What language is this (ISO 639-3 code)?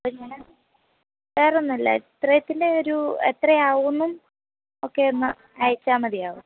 mal